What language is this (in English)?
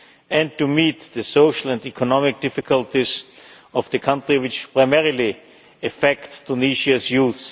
English